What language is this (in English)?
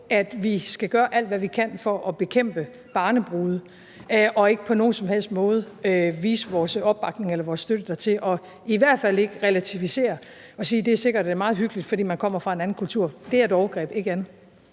Danish